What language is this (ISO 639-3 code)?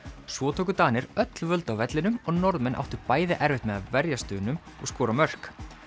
isl